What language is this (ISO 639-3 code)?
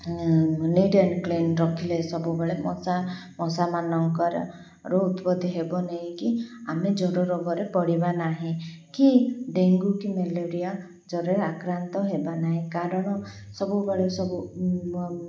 ori